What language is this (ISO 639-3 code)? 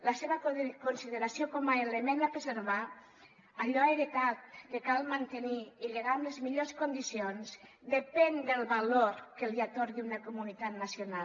cat